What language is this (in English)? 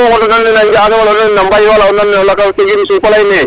Serer